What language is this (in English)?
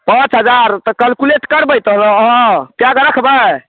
Maithili